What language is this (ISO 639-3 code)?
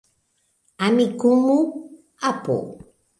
epo